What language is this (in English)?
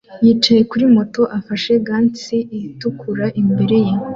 Kinyarwanda